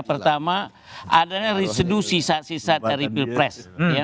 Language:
Indonesian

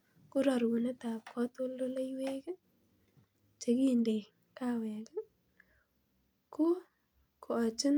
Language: Kalenjin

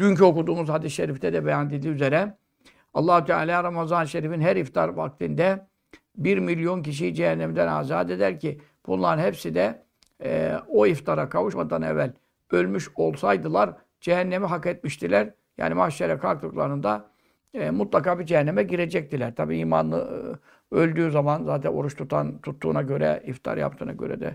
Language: Turkish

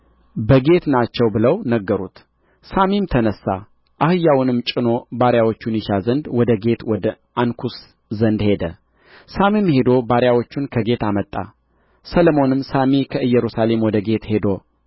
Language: Amharic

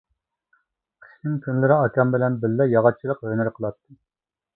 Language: Uyghur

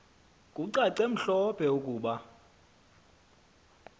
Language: Xhosa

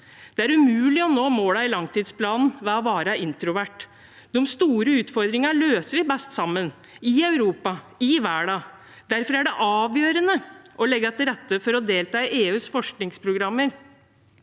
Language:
Norwegian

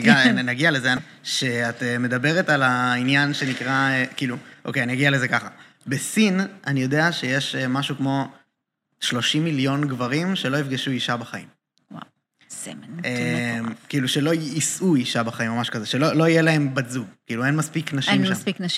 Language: Hebrew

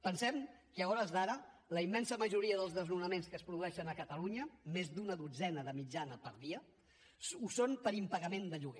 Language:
Catalan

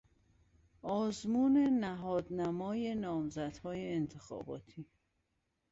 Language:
Persian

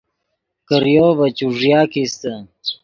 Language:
Yidgha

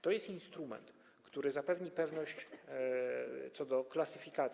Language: Polish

